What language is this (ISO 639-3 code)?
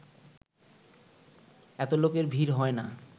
ben